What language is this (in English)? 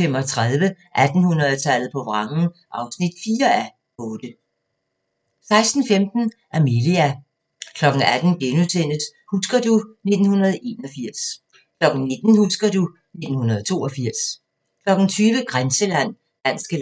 Danish